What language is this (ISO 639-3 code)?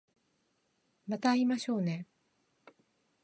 jpn